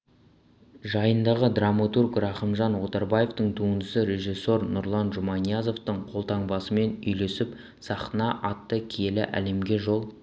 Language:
Kazakh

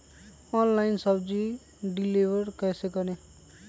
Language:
Magahi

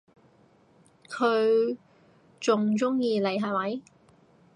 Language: Cantonese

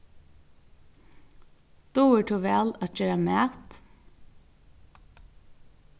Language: Faroese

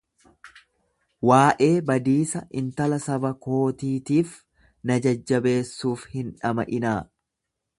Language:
Oromo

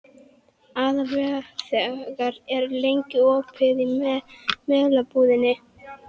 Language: Icelandic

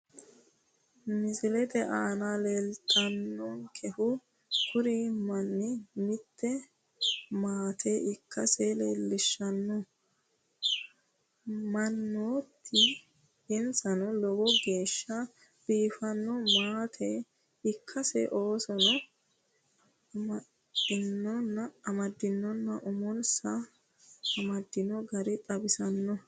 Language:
Sidamo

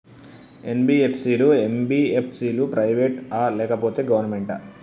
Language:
Telugu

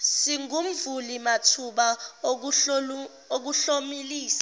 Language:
Zulu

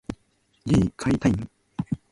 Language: Japanese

